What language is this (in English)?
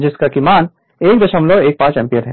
Hindi